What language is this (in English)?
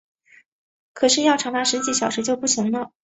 Chinese